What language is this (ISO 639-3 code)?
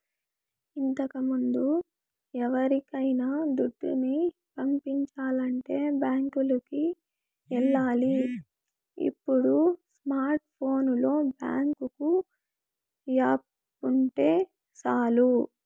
tel